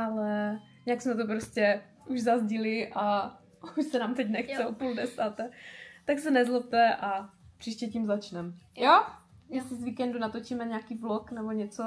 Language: Czech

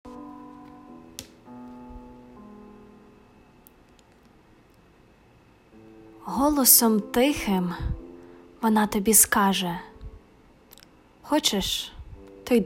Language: Ukrainian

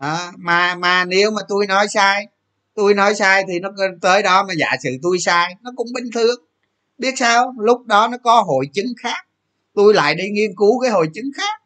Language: Vietnamese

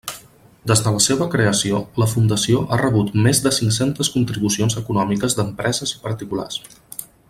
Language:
Catalan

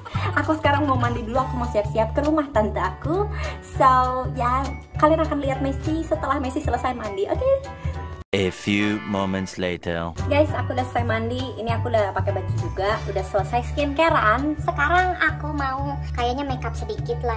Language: Indonesian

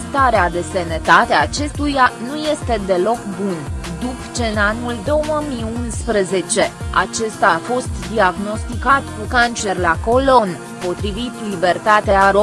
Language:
Romanian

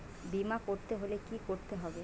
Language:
Bangla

